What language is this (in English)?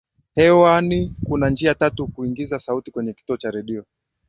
Swahili